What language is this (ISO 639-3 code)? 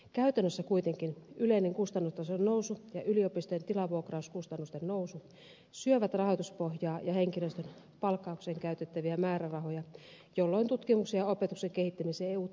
fin